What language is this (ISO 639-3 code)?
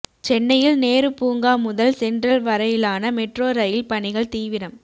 tam